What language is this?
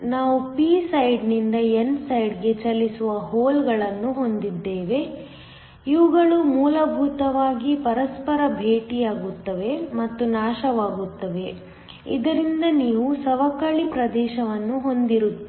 Kannada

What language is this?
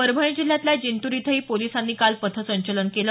Marathi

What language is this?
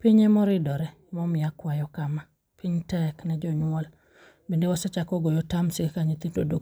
Luo (Kenya and Tanzania)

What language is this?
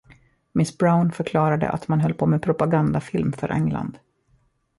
Swedish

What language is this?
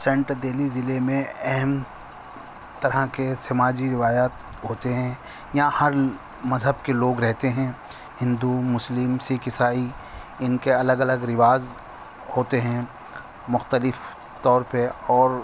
Urdu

